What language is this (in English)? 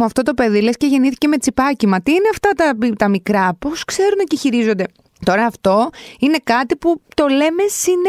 Greek